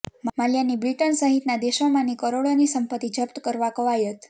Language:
Gujarati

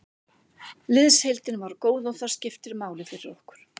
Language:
Icelandic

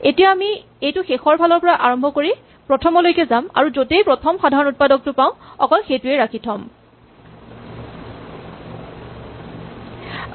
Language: Assamese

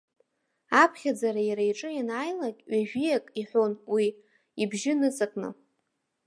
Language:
Abkhazian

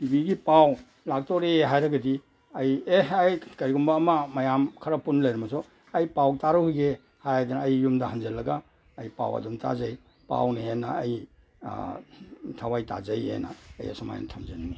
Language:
Manipuri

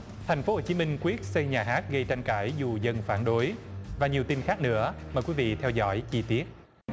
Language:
Vietnamese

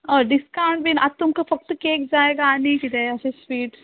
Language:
Konkani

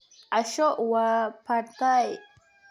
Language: Somali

